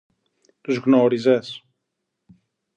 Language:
Greek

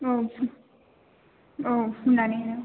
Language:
Bodo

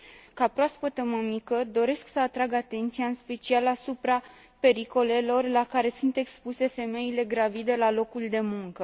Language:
Romanian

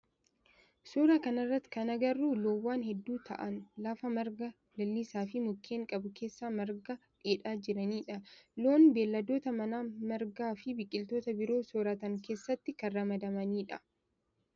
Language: Oromo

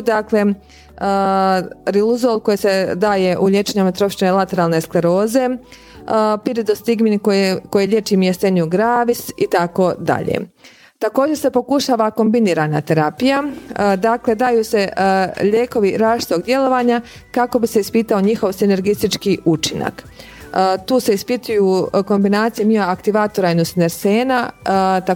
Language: Croatian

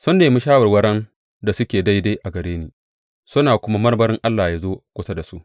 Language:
Hausa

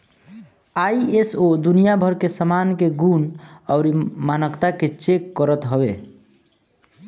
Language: Bhojpuri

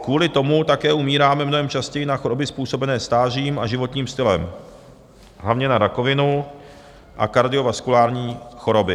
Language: Czech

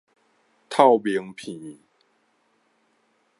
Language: Min Nan Chinese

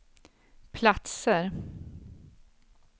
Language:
Swedish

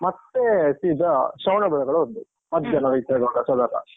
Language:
Kannada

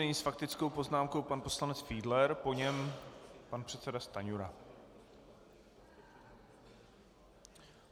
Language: Czech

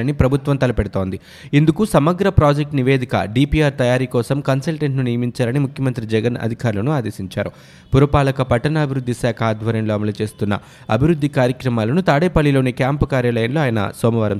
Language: Telugu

